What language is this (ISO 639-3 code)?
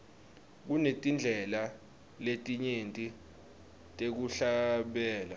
ssw